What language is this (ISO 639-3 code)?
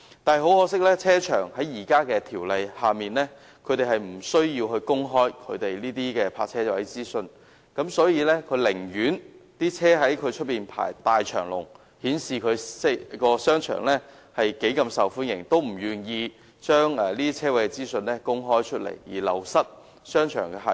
yue